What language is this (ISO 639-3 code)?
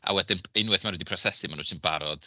cym